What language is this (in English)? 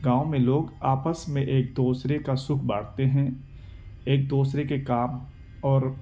Urdu